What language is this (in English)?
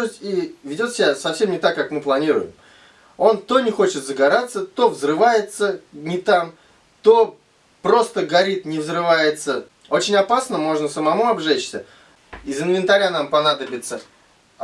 Russian